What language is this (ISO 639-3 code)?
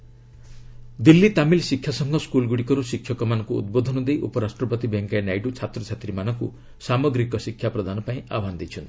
ori